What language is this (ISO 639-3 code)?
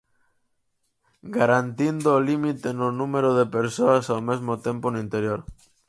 glg